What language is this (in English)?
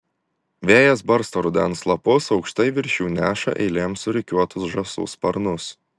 Lithuanian